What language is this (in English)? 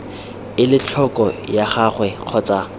Tswana